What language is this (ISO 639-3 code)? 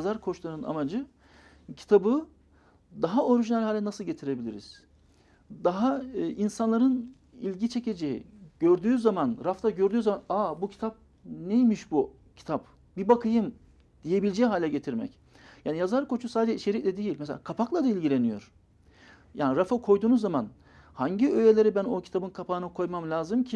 tur